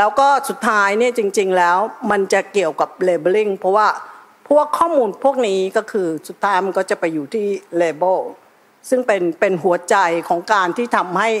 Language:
Thai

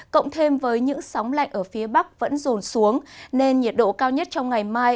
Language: Vietnamese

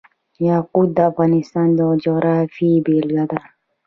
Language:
Pashto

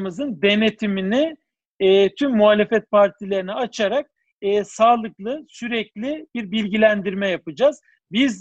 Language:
Turkish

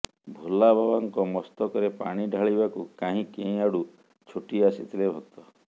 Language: Odia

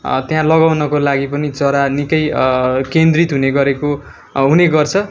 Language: Nepali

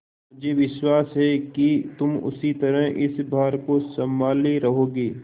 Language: Hindi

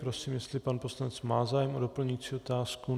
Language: Czech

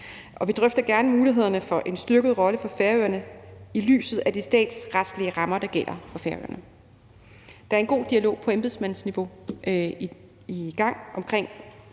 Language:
Danish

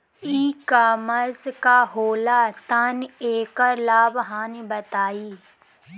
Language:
Bhojpuri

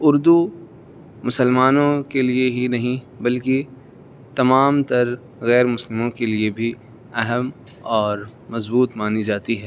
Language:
Urdu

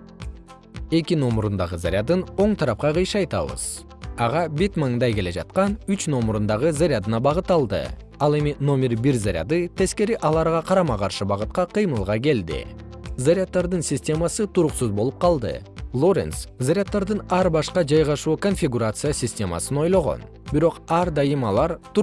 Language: Kyrgyz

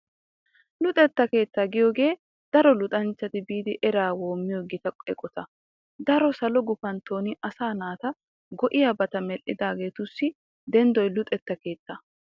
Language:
Wolaytta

